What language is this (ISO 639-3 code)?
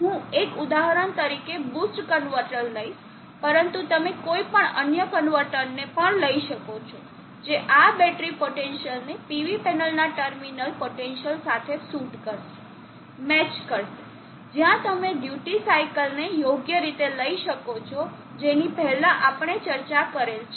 guj